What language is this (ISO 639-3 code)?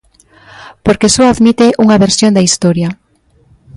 glg